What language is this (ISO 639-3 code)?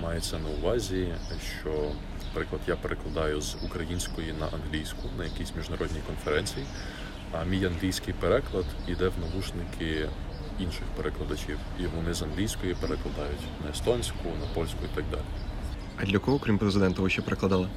ukr